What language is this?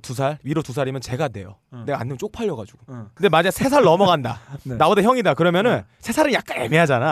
Korean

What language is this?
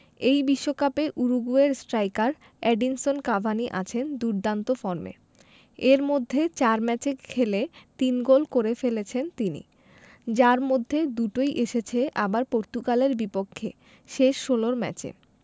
Bangla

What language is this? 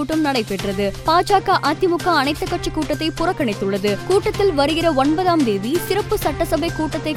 Tamil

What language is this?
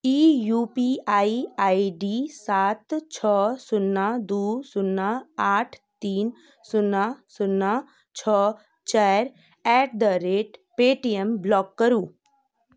Maithili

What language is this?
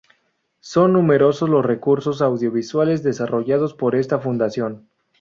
Spanish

